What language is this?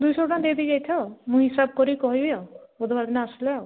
Odia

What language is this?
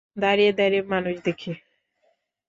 Bangla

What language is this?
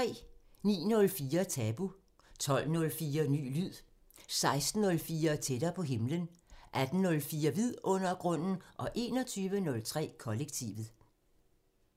Danish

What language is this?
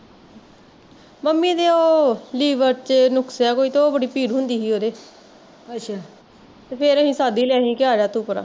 Punjabi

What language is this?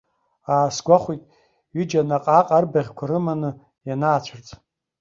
Abkhazian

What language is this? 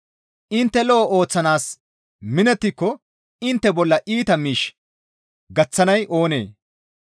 Gamo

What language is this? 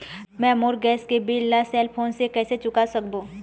Chhattisgarhi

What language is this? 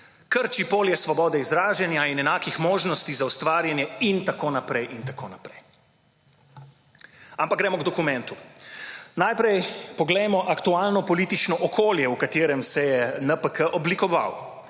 Slovenian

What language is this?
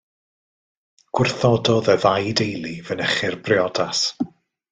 Welsh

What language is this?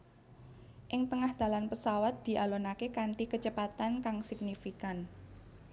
Javanese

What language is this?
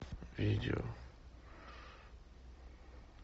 Russian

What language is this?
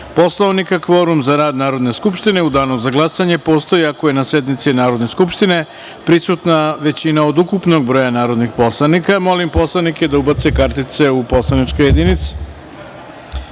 Serbian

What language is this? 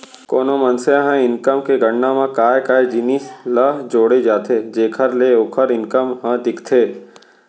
Chhattisgarhi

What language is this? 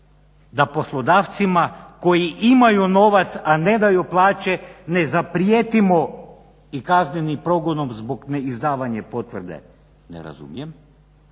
Croatian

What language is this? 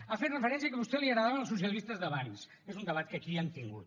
Catalan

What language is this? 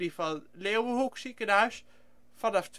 Dutch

